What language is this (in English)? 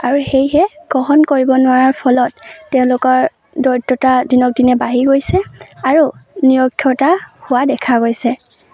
Assamese